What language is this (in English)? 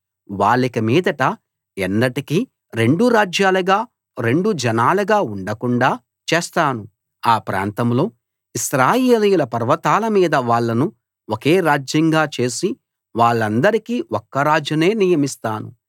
Telugu